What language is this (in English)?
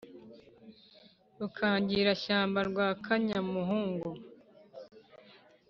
Kinyarwanda